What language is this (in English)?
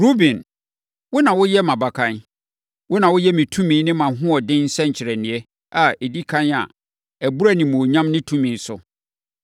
Akan